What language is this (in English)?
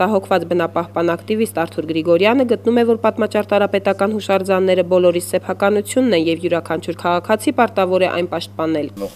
Romanian